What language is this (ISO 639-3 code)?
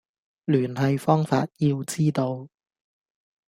yue